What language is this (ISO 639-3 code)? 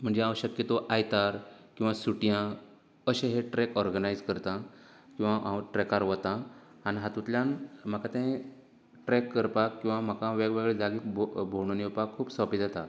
kok